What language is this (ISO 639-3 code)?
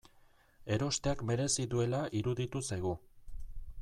eus